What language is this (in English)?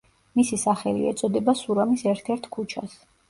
Georgian